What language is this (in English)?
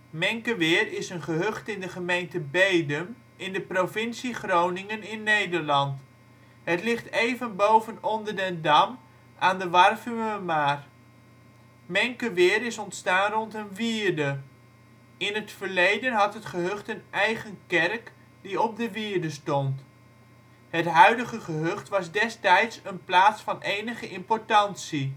Dutch